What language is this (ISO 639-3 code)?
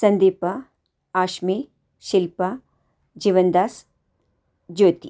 kan